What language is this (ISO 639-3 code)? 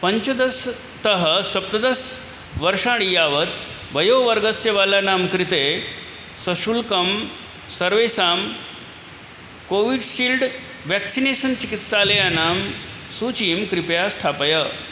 san